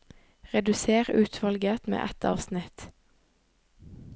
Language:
Norwegian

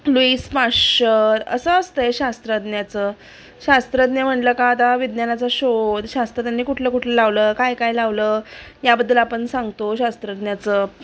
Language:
Marathi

